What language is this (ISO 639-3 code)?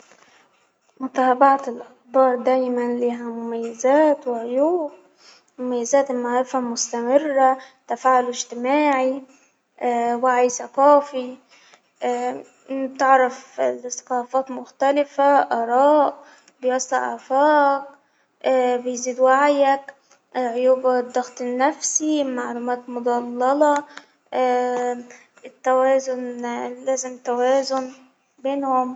acw